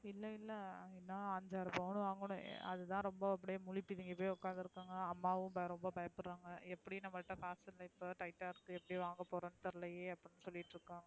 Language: Tamil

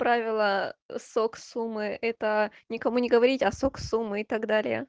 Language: Russian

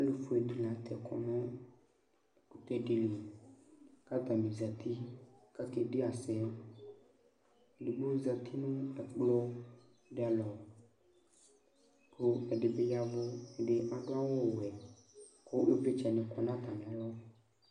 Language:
Ikposo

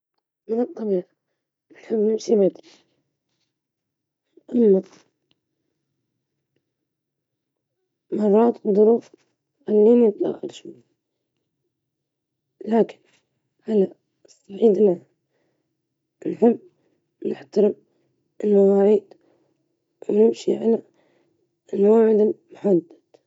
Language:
Libyan Arabic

